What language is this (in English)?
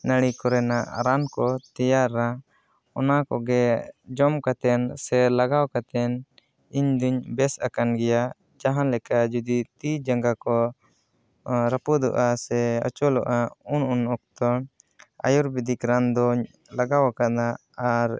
Santali